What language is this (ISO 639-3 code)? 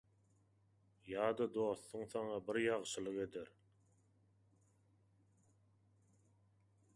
tuk